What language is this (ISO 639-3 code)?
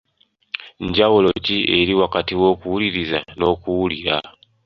lug